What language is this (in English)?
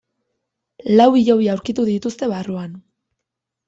Basque